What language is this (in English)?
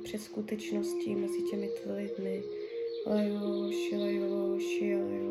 Czech